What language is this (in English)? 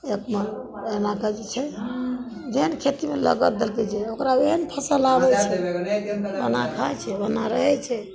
Maithili